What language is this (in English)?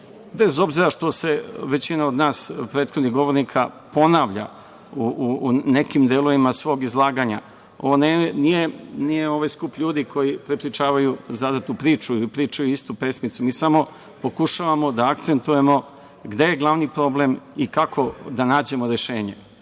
Serbian